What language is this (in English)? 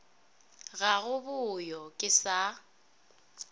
Northern Sotho